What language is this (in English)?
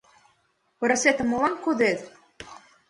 Mari